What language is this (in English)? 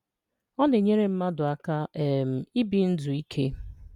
Igbo